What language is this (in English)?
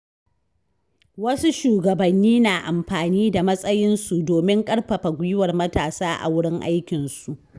Hausa